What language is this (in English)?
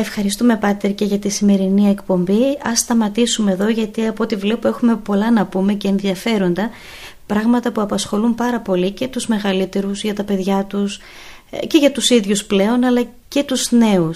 Greek